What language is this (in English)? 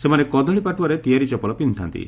Odia